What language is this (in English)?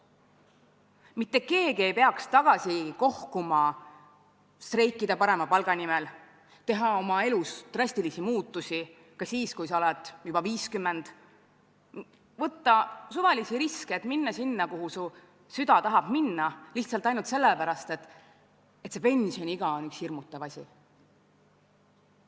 Estonian